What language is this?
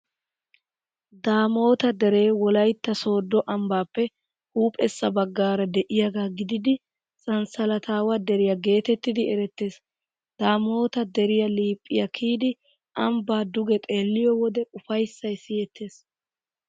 Wolaytta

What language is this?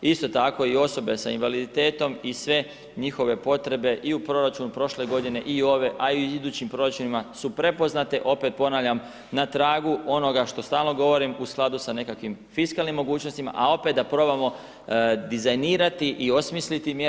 Croatian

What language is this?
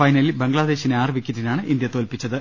Malayalam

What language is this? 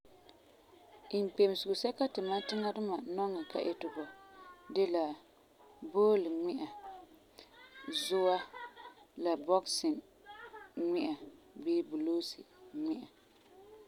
Frafra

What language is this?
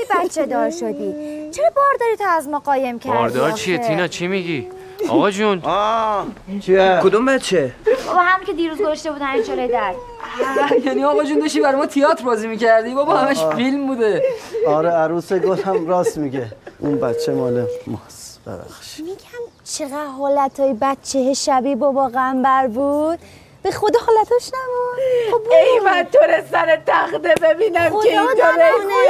Persian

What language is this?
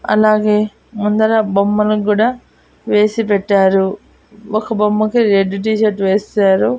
Telugu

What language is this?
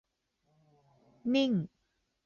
Thai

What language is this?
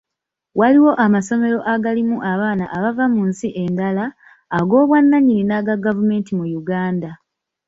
Ganda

